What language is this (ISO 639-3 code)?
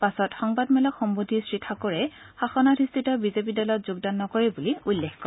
asm